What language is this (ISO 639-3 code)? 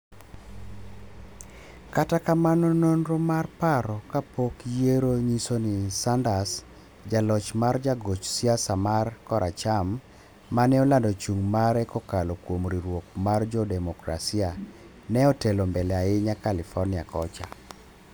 luo